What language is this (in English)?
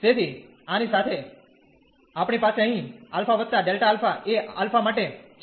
Gujarati